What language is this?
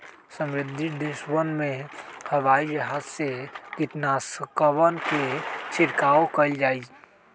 Magahi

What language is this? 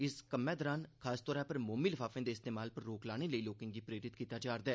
Dogri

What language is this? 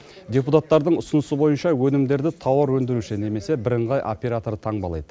Kazakh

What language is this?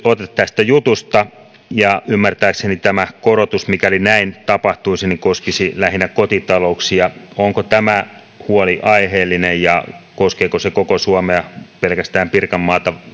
Finnish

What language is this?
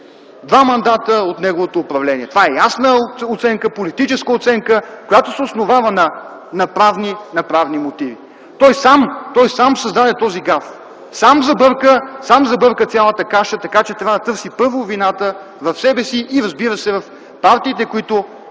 Bulgarian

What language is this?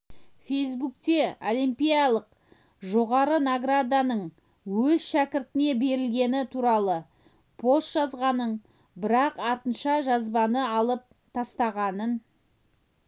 Kazakh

